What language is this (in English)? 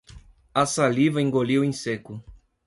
Portuguese